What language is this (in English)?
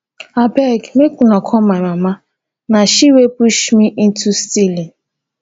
Nigerian Pidgin